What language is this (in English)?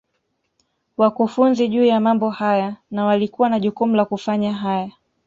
Swahili